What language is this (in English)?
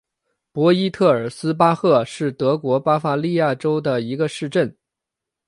Chinese